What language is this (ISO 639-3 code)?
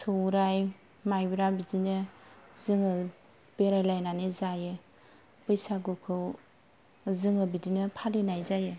brx